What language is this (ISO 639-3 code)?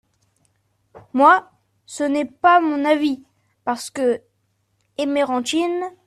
fra